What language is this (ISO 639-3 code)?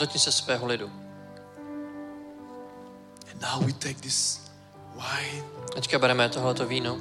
ces